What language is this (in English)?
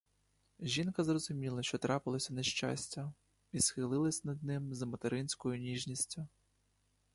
Ukrainian